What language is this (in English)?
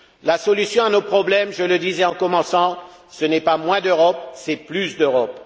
French